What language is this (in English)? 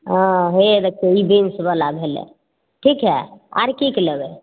Maithili